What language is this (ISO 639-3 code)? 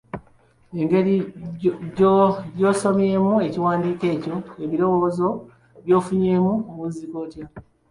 lug